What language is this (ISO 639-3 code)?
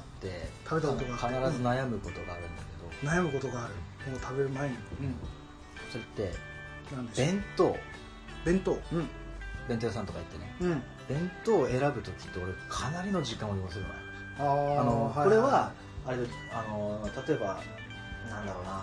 jpn